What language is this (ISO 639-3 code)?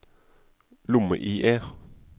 nor